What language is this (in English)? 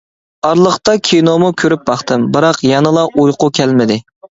Uyghur